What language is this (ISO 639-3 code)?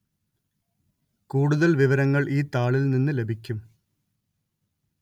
mal